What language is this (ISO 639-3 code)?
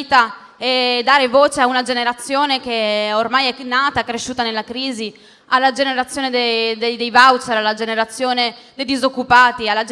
ita